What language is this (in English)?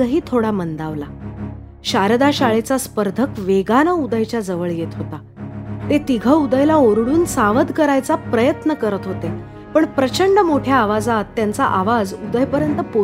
Marathi